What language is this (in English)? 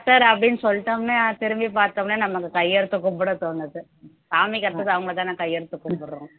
Tamil